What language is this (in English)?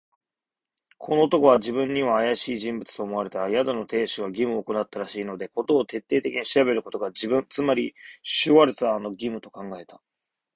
Japanese